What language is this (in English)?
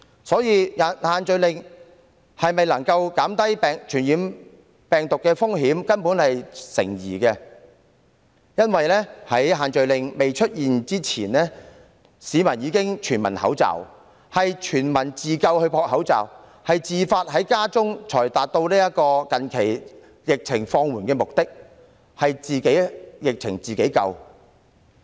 Cantonese